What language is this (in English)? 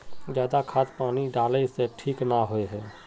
Magahi